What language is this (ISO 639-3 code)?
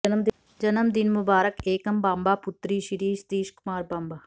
pan